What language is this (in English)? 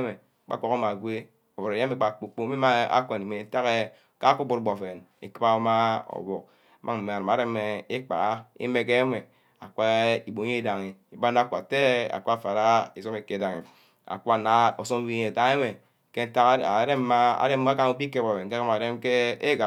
Ubaghara